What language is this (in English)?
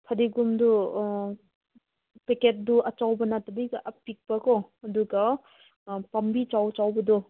Manipuri